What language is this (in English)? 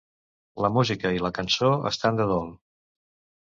Catalan